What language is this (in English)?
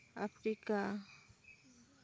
Santali